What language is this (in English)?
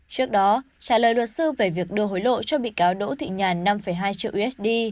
Vietnamese